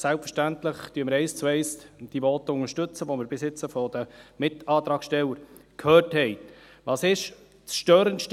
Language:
Swiss German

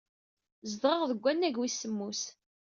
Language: Kabyle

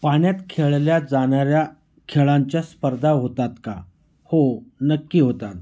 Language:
Marathi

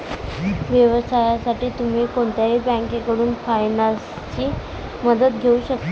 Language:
Marathi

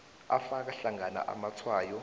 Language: South Ndebele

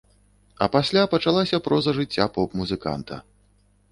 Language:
Belarusian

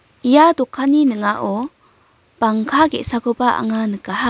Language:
Garo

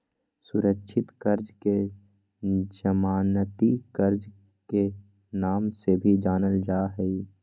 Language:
Magahi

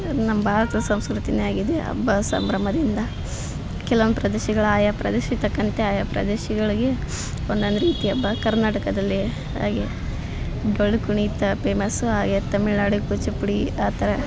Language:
Kannada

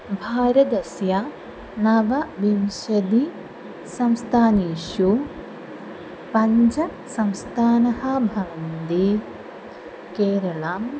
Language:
Sanskrit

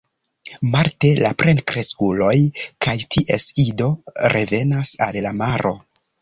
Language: Esperanto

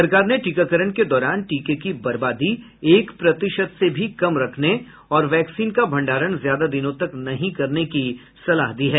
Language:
Hindi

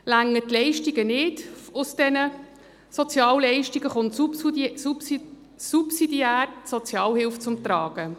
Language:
Swiss German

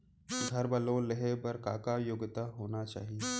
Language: Chhattisgarhi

